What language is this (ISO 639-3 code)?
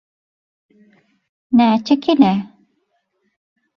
tuk